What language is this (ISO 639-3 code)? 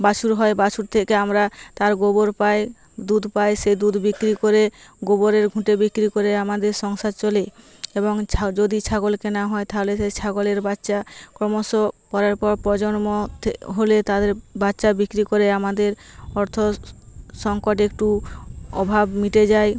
ben